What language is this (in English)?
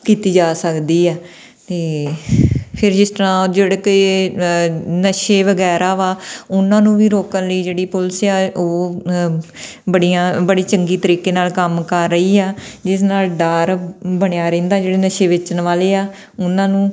Punjabi